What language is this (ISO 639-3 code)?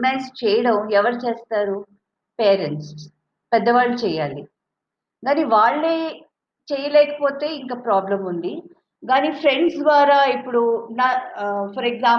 tel